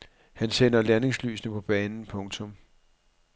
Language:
Danish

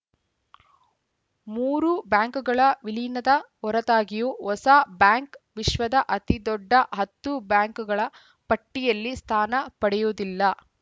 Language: Kannada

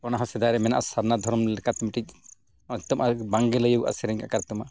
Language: Santali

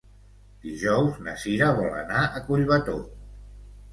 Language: Catalan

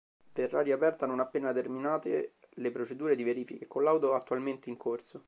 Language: Italian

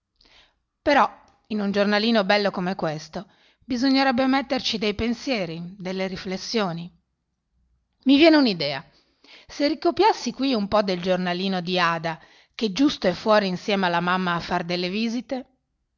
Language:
Italian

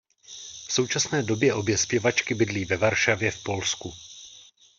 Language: Czech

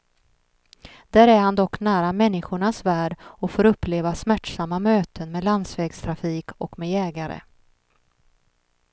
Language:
Swedish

